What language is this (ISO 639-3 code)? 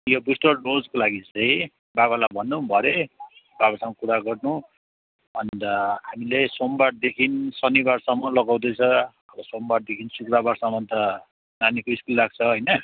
nep